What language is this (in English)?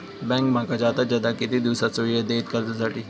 Marathi